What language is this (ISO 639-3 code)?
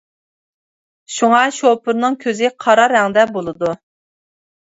uig